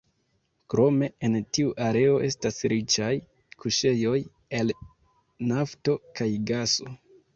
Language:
Esperanto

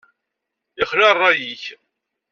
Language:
Kabyle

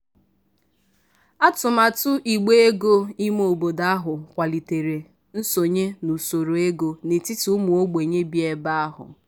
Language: Igbo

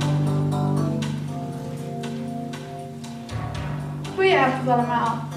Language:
Dutch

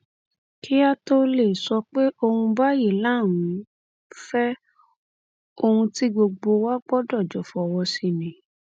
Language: Yoruba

